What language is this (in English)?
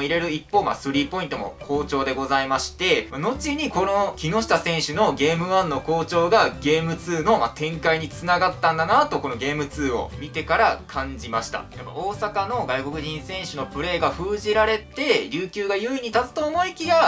Japanese